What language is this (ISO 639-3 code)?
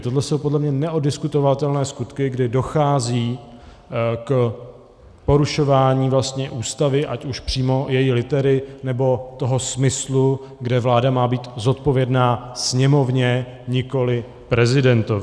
ces